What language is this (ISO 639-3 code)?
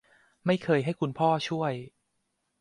tha